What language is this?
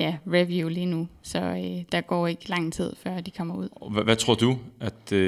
Danish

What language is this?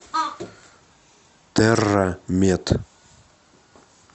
Russian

